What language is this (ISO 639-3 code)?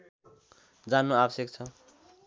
nep